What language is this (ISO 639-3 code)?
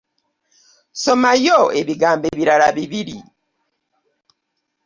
lug